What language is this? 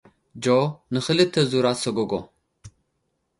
Tigrinya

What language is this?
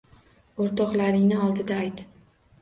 Uzbek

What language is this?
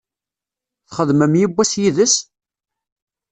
Kabyle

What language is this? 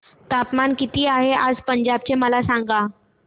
Marathi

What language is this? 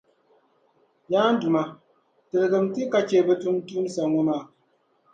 Dagbani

